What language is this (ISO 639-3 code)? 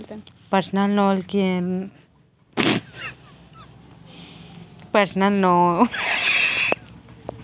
hne